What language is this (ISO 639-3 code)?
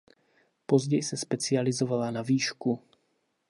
ces